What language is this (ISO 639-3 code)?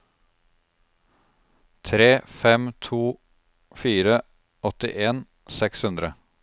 nor